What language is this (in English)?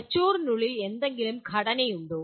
Malayalam